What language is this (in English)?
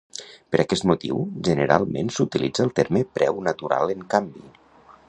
Catalan